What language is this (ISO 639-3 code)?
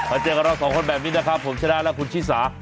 tha